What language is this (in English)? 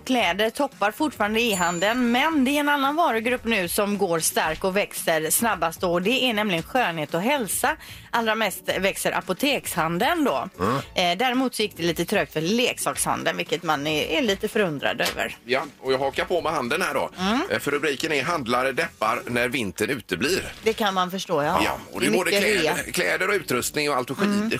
Swedish